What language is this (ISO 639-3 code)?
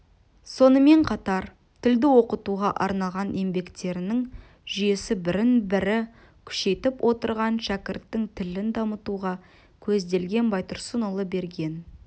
kaz